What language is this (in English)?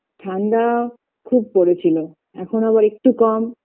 Bangla